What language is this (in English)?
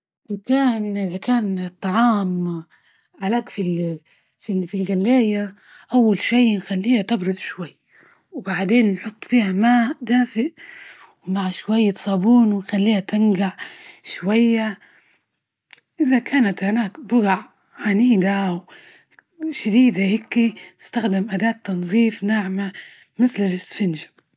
Libyan Arabic